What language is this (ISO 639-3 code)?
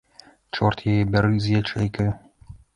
bel